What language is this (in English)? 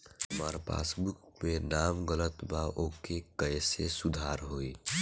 Bhojpuri